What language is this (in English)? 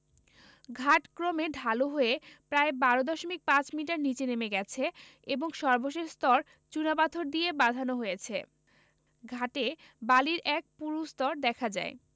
Bangla